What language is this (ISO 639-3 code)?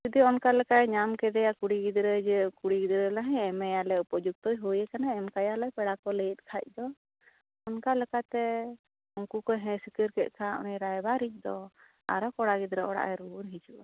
sat